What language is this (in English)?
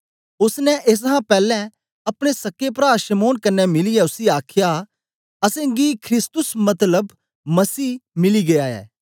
Dogri